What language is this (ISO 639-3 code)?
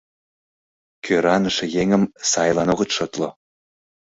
chm